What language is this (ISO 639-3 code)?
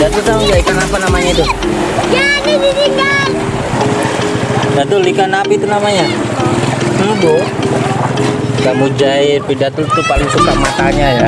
ind